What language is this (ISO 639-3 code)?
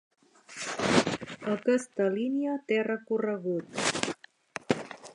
cat